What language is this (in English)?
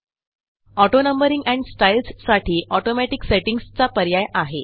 Marathi